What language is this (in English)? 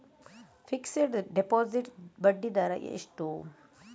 Kannada